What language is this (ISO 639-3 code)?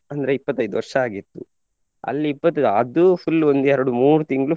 kan